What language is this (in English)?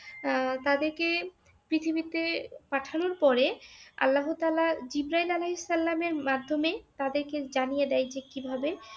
Bangla